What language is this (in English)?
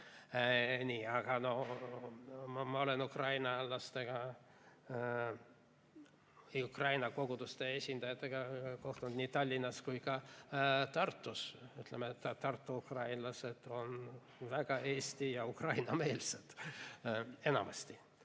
Estonian